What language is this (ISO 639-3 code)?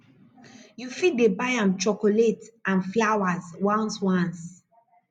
pcm